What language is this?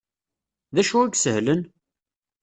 Kabyle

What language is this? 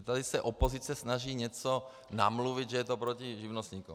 Czech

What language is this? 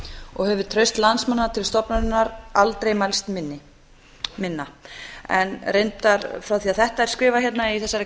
Icelandic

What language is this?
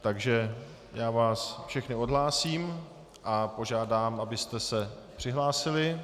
Czech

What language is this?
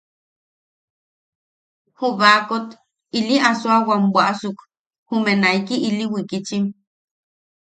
Yaqui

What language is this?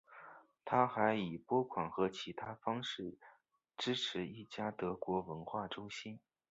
Chinese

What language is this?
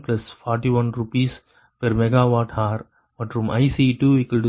Tamil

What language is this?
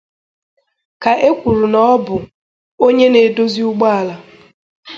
Igbo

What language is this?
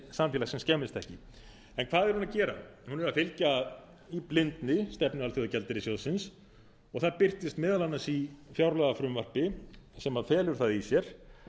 Icelandic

